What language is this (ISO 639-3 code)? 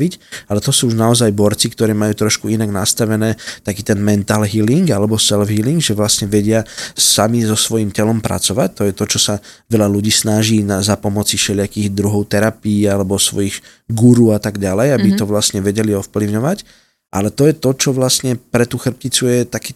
slk